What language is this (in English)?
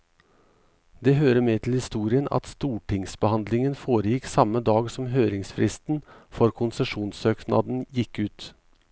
Norwegian